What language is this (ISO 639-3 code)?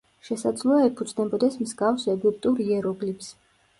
kat